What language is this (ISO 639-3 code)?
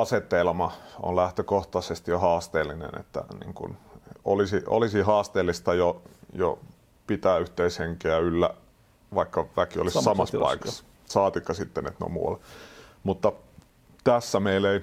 fin